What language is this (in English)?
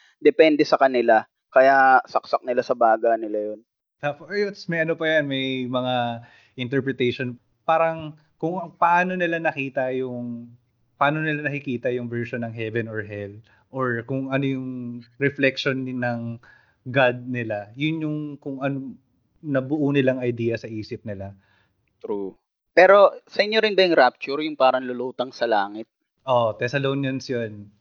Filipino